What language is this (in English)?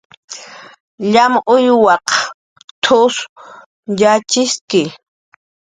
Jaqaru